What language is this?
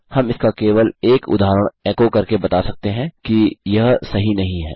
Hindi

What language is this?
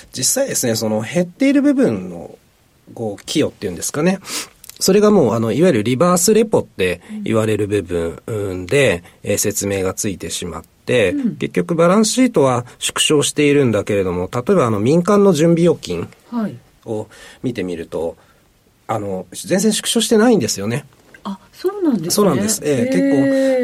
Japanese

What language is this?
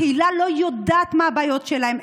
Hebrew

